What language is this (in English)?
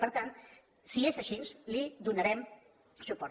Catalan